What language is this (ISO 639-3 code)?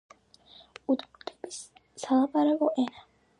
kat